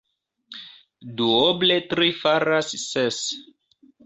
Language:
Esperanto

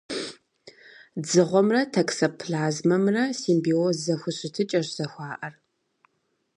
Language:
Kabardian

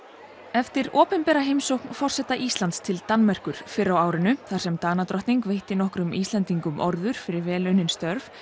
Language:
Icelandic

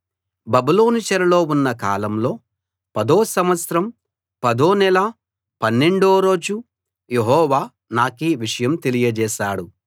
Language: Telugu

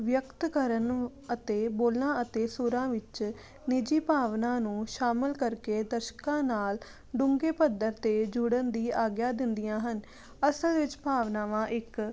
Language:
Punjabi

